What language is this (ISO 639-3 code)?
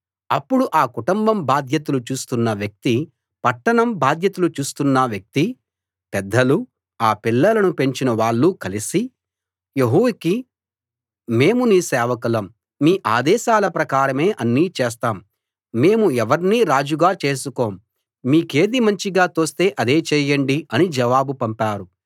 tel